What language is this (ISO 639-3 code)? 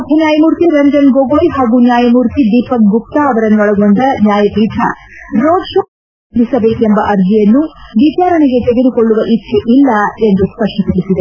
kan